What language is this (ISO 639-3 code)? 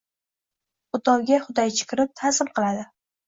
uzb